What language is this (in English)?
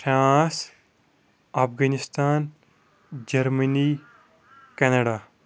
Kashmiri